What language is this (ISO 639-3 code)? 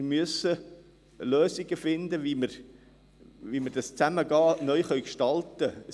gsw